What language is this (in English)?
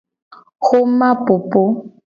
Gen